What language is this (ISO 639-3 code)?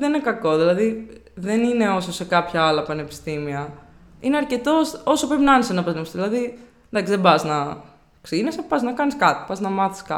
ell